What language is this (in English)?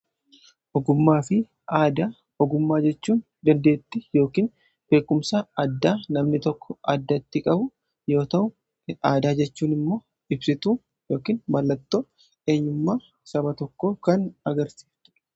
Oromo